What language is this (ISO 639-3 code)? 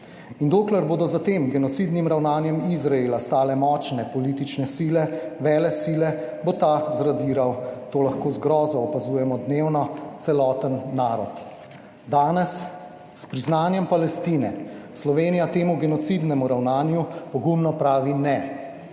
slv